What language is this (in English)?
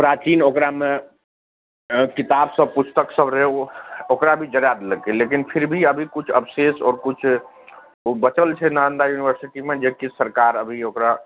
Maithili